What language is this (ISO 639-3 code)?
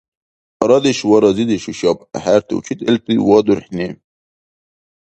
dar